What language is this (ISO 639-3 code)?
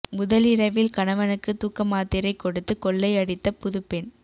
tam